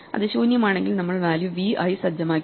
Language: Malayalam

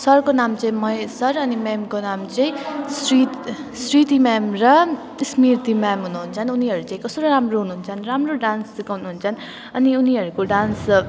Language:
Nepali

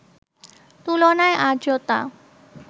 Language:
Bangla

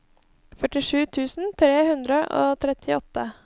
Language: Norwegian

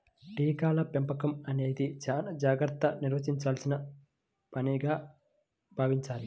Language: Telugu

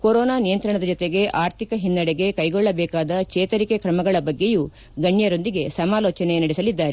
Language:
Kannada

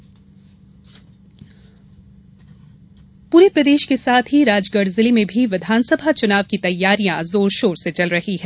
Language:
Hindi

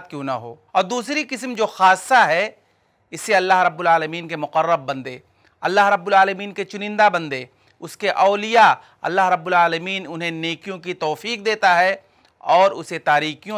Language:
Korean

